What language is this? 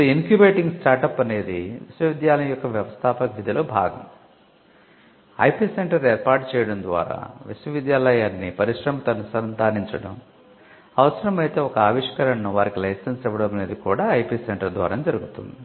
Telugu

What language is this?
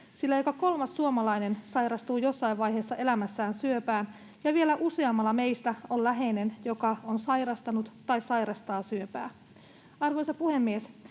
Finnish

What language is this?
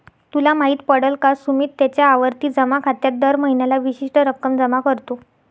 Marathi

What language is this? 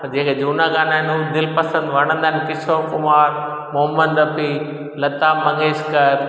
Sindhi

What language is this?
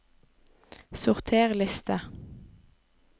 Norwegian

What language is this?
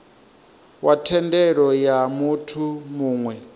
Venda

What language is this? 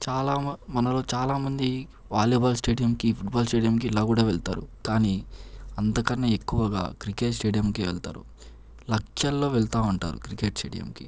Telugu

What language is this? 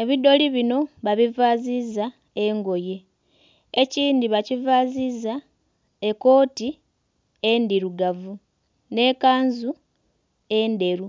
Soga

